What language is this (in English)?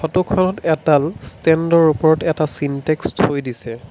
Assamese